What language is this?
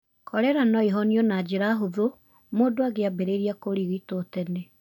Kikuyu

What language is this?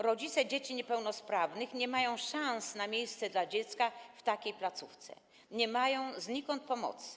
Polish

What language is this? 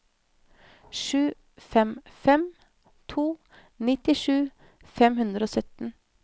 Norwegian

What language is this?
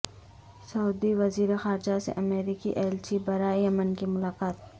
Urdu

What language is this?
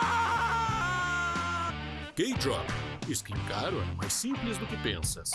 Portuguese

